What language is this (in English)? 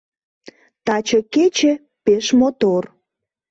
Mari